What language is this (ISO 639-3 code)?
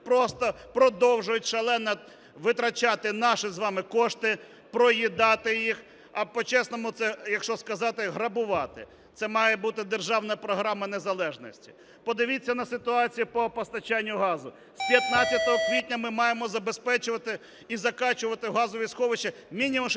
ukr